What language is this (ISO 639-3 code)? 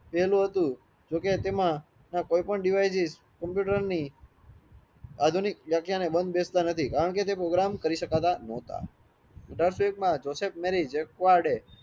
guj